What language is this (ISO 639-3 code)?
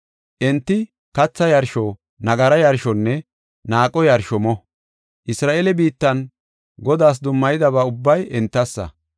gof